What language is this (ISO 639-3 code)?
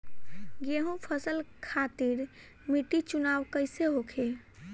bho